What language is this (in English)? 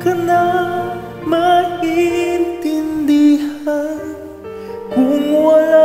Indonesian